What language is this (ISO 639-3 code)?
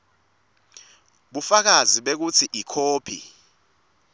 ssw